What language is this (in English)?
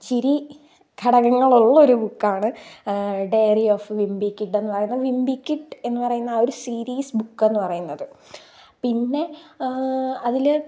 Malayalam